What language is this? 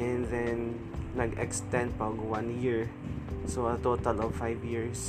Filipino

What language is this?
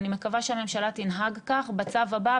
Hebrew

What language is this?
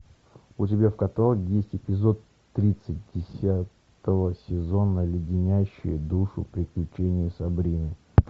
Russian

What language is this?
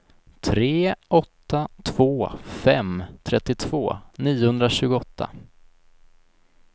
Swedish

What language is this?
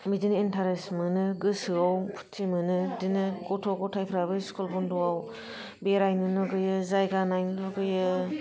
Bodo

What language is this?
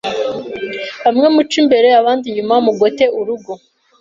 Kinyarwanda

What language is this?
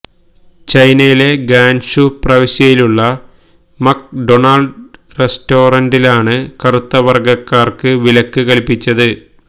Malayalam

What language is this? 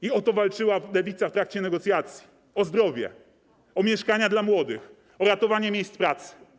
Polish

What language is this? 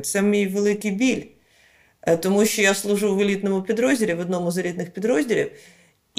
Ukrainian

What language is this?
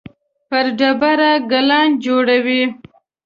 Pashto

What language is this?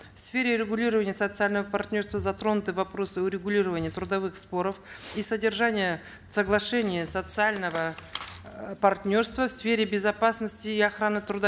Kazakh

